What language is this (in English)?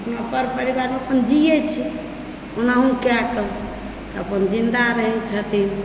Maithili